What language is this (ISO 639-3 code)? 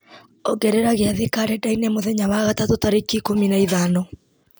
kik